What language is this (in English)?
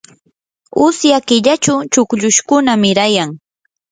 Yanahuanca Pasco Quechua